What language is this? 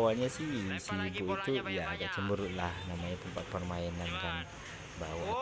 Indonesian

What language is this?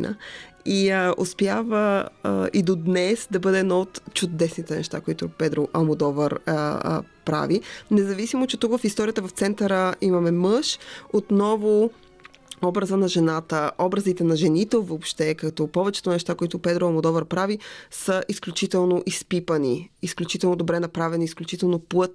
Bulgarian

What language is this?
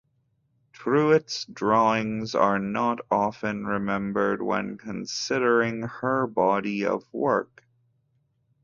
English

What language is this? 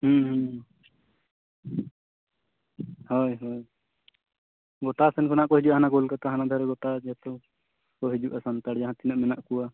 Santali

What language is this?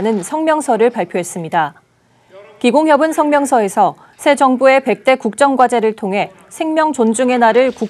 Korean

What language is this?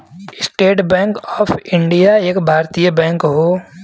Bhojpuri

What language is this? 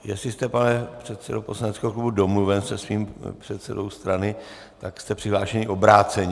Czech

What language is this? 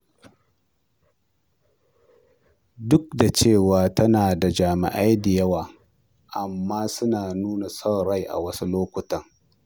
Hausa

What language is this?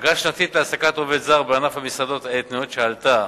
Hebrew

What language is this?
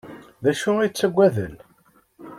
Kabyle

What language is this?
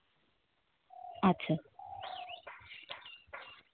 Santali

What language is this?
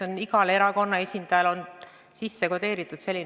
Estonian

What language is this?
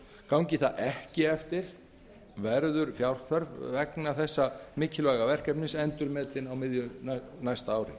Icelandic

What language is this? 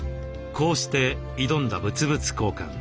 Japanese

